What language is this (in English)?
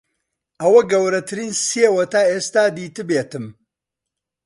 Central Kurdish